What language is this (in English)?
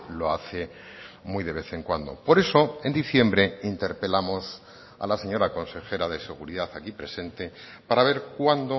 Spanish